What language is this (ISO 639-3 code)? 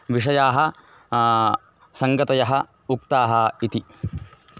san